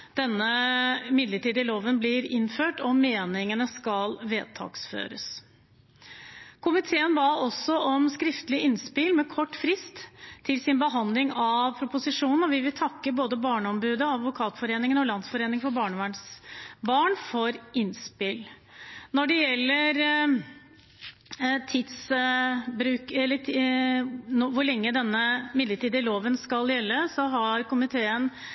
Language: Norwegian Bokmål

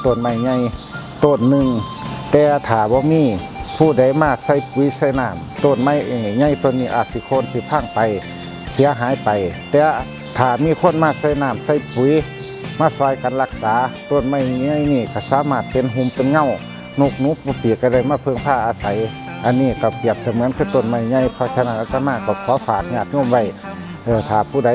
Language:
Thai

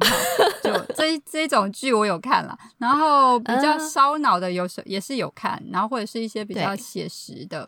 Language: Chinese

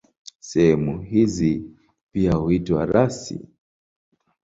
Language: Swahili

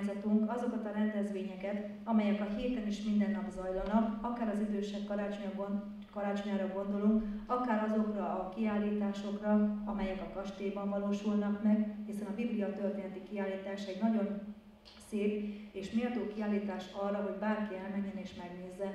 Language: Hungarian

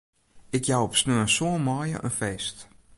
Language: Western Frisian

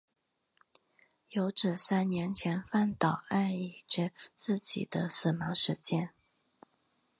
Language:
Chinese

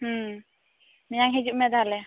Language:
Santali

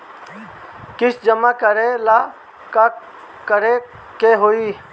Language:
Bhojpuri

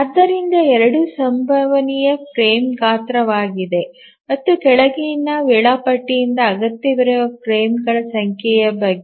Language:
Kannada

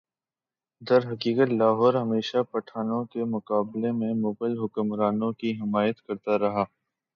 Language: Urdu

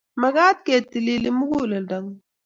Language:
Kalenjin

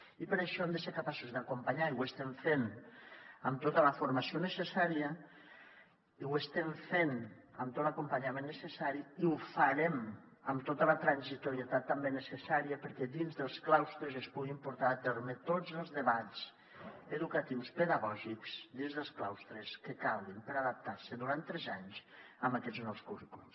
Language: Catalan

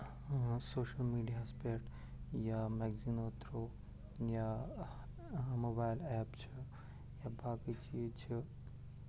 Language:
Kashmiri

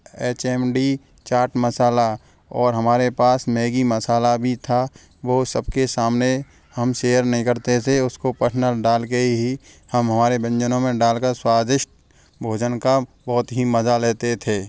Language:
Hindi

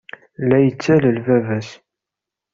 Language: Kabyle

